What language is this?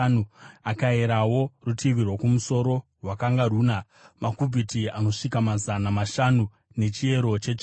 Shona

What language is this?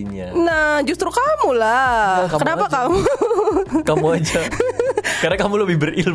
Indonesian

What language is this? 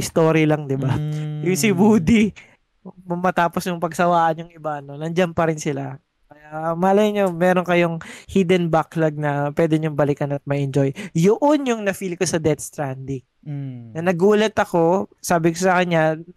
Filipino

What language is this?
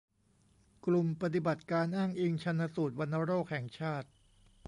Thai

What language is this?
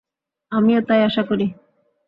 Bangla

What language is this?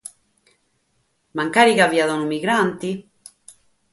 Sardinian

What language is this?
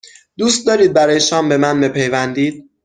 Persian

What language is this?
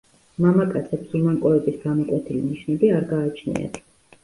Georgian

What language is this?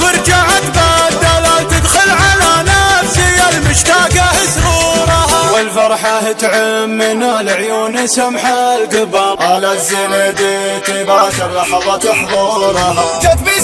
Arabic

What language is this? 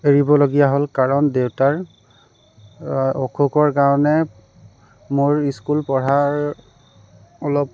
Assamese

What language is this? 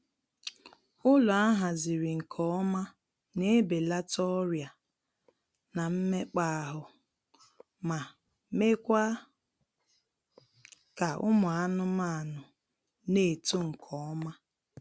Igbo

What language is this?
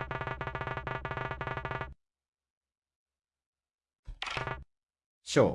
Japanese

